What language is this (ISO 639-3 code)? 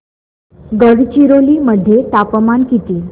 mar